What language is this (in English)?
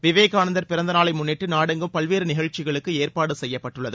Tamil